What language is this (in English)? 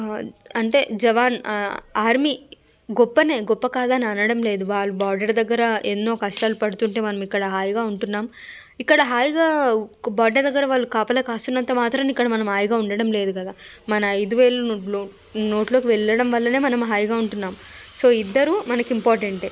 Telugu